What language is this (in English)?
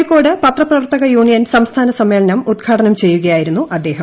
Malayalam